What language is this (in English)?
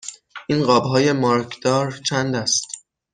Persian